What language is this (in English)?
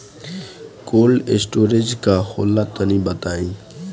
Bhojpuri